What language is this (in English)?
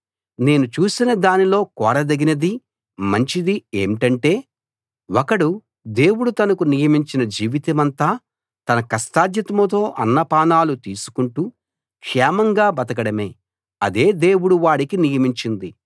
Telugu